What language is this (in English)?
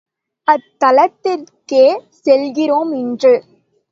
Tamil